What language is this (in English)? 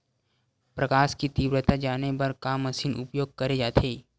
Chhattisgarhi